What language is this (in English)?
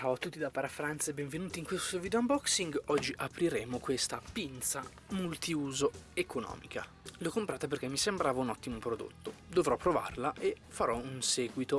Italian